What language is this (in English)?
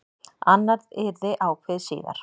Icelandic